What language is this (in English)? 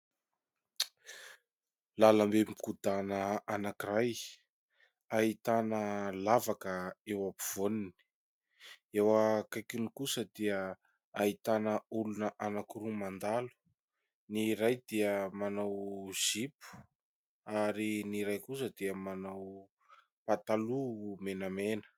Malagasy